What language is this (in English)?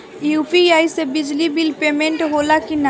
Bhojpuri